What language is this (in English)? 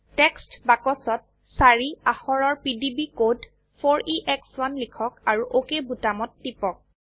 Assamese